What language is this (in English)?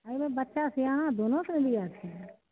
Maithili